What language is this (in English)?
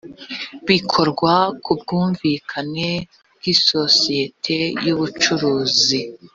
Kinyarwanda